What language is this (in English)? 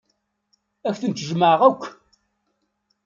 Kabyle